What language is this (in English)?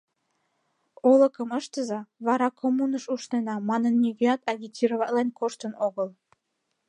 Mari